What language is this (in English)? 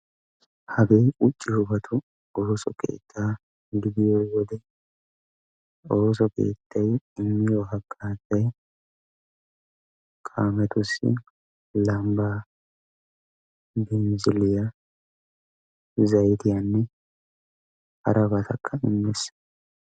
Wolaytta